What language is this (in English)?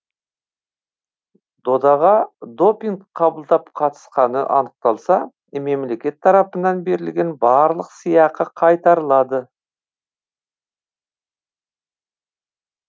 Kazakh